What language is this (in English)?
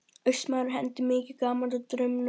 Icelandic